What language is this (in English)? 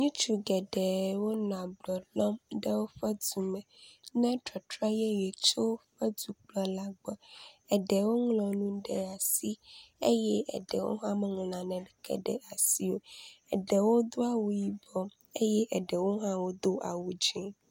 Ewe